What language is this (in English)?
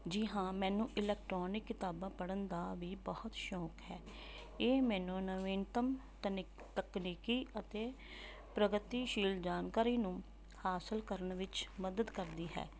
Punjabi